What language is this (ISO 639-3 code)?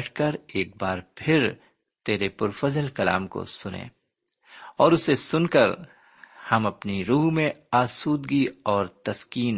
urd